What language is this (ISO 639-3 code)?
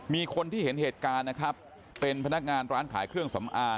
tha